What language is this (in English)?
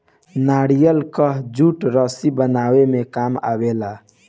Bhojpuri